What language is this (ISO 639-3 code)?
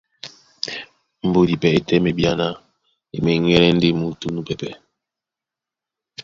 dua